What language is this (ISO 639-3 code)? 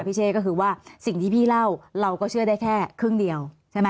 tha